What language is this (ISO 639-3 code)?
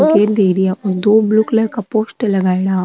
mwr